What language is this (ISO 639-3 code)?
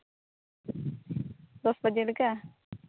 sat